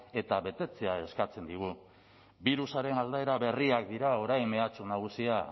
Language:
Basque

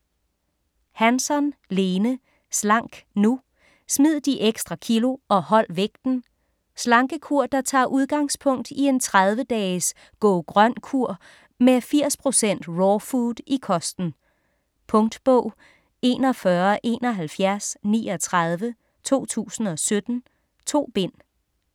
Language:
Danish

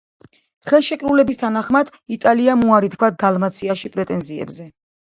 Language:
Georgian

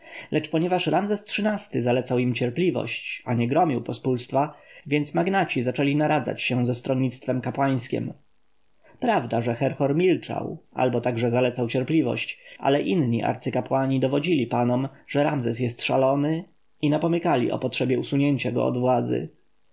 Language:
Polish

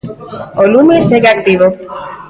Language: Galician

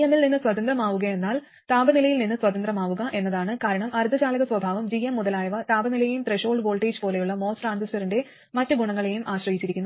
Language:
Malayalam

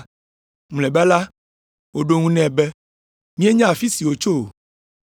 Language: Ewe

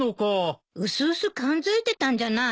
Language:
Japanese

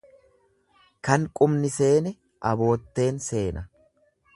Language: Oromo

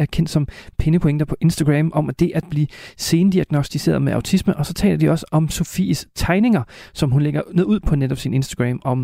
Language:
Danish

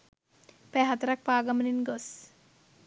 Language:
Sinhala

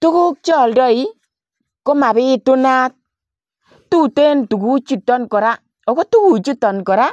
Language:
Kalenjin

